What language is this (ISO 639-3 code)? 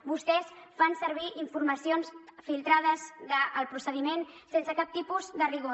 cat